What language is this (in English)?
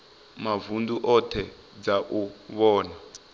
Venda